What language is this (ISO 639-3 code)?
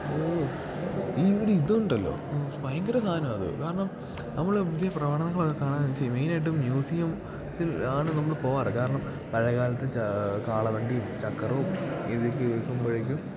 mal